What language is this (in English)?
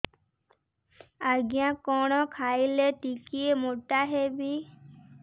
Odia